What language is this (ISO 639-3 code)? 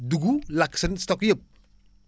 wol